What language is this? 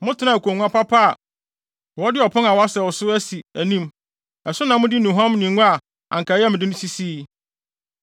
Akan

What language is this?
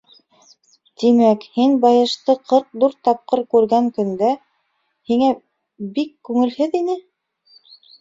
Bashkir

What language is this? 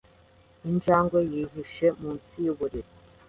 Kinyarwanda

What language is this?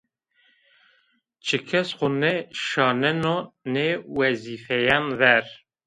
Zaza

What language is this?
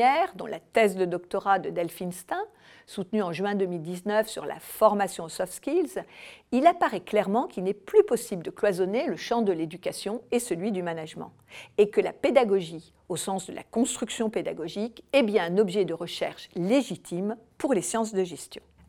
French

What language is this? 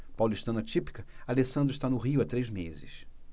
Portuguese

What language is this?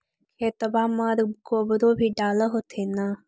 Magahi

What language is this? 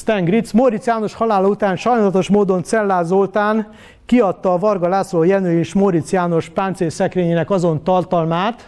Hungarian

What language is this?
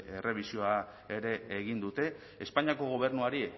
Basque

